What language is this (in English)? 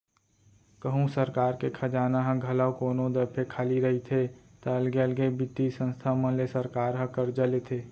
Chhattisgarhi